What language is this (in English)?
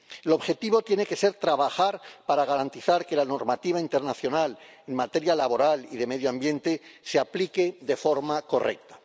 Spanish